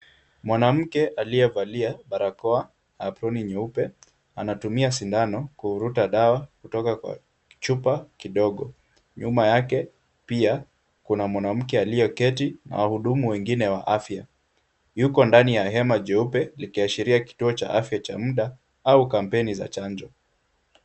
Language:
Swahili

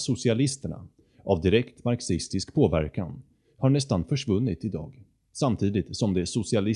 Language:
Swedish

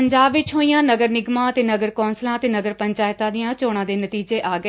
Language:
Punjabi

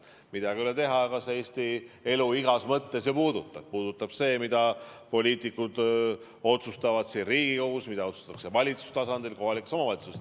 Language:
Estonian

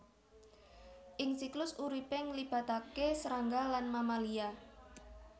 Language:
Javanese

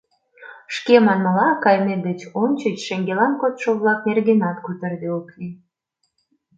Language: Mari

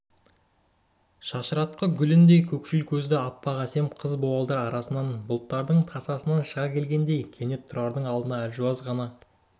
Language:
Kazakh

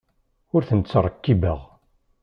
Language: Kabyle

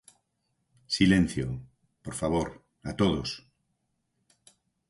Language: Galician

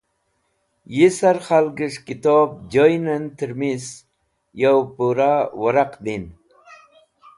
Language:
Wakhi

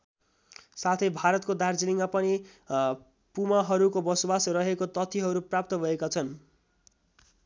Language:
Nepali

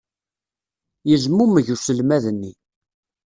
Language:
Kabyle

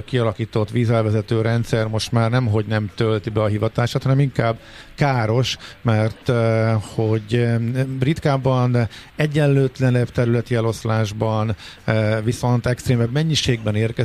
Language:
Hungarian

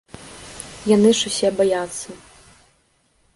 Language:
Belarusian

